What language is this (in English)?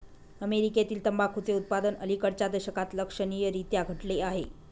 Marathi